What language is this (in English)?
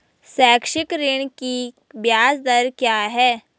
Hindi